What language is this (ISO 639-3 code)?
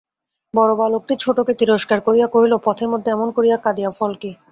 ben